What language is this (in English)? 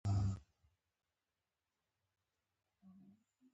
Pashto